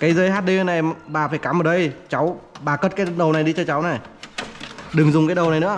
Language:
Vietnamese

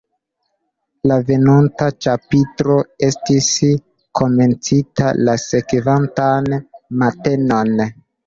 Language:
Esperanto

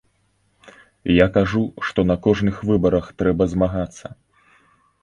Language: Belarusian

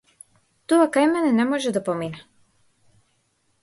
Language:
Macedonian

